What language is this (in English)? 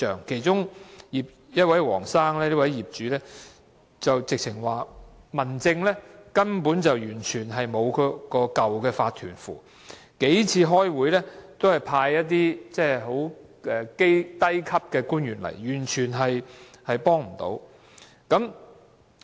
Cantonese